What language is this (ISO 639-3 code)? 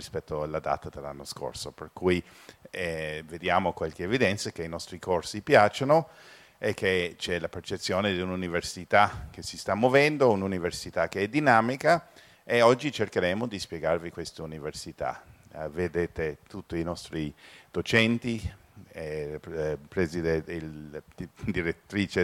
ita